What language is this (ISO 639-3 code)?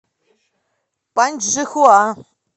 rus